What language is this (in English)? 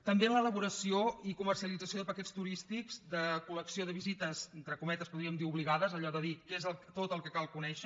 Catalan